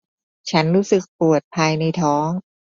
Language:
Thai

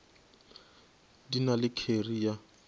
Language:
Northern Sotho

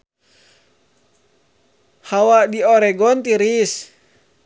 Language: Sundanese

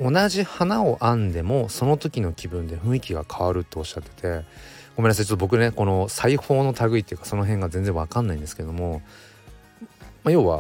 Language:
Japanese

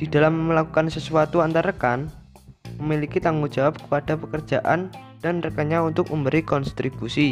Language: Indonesian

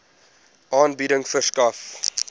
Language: Afrikaans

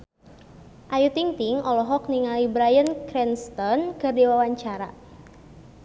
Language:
Sundanese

